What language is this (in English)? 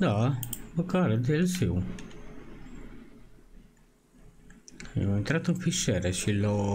Romanian